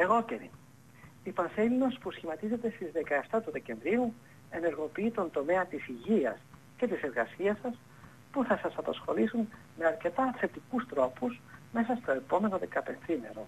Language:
Greek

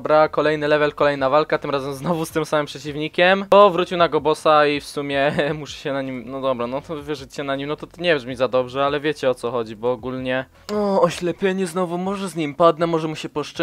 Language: Polish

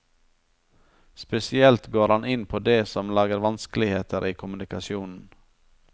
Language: Norwegian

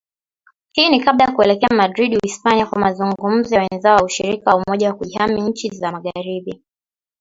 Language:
Swahili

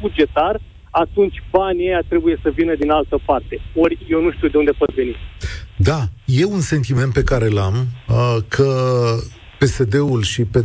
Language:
Romanian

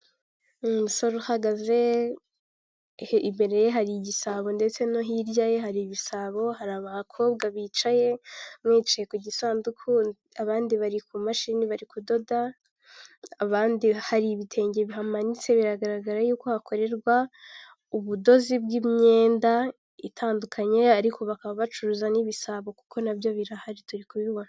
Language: Kinyarwanda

